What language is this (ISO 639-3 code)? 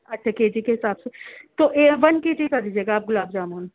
urd